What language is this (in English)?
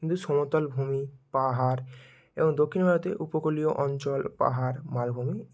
Bangla